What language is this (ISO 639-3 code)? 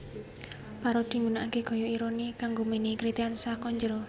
jav